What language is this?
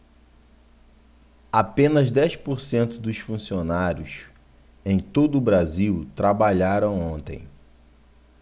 Portuguese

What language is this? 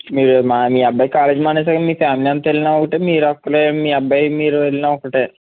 Telugu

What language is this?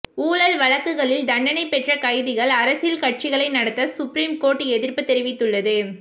Tamil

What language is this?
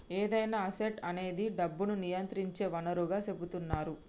Telugu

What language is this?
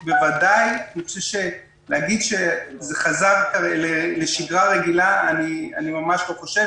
Hebrew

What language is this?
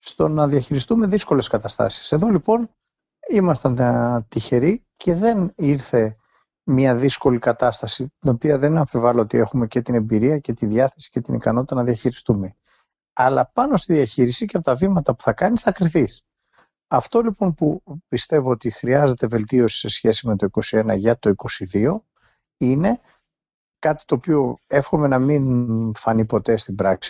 Greek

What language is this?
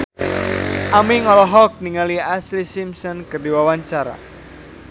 Sundanese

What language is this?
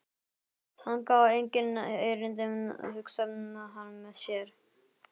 Icelandic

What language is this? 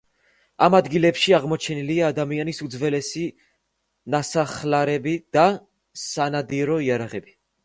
Georgian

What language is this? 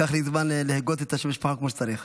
Hebrew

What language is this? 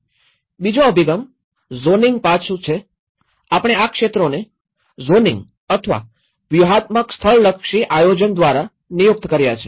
Gujarati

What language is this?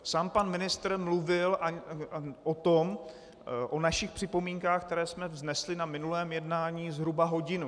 Czech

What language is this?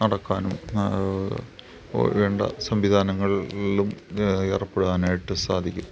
Malayalam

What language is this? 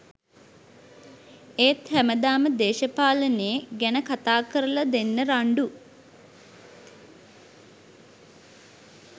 Sinhala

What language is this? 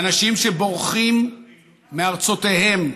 Hebrew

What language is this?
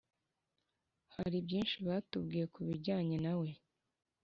Kinyarwanda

